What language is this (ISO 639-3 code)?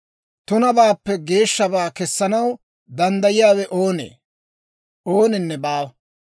dwr